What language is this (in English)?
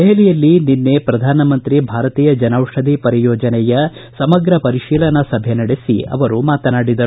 Kannada